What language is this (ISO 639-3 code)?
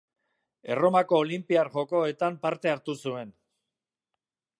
eus